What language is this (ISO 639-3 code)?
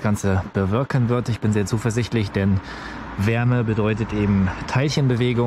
deu